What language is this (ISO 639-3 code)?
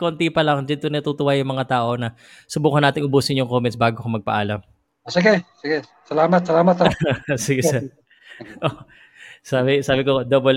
fil